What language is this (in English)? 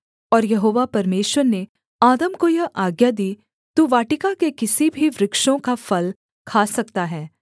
Hindi